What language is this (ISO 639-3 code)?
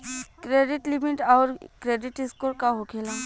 bho